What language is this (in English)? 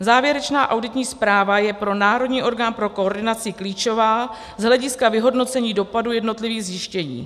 Czech